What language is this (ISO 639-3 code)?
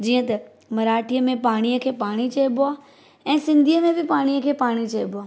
snd